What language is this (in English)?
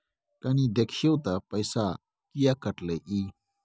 Maithili